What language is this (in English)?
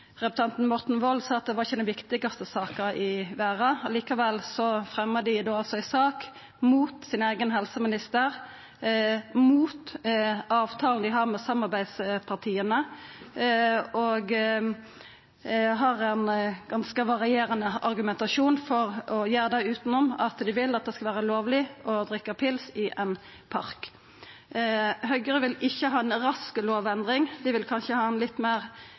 Norwegian Nynorsk